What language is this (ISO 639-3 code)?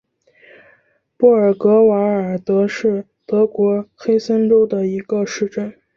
zho